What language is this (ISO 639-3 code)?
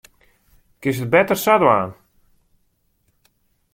fry